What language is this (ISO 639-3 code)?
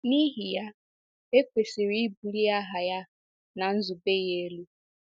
ibo